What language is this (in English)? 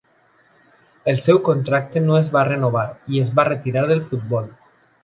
Catalan